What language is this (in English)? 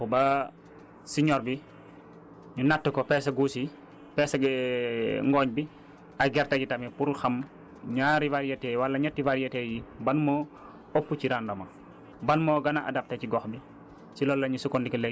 Wolof